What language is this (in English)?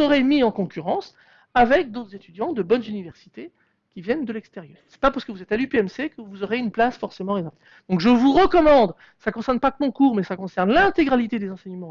French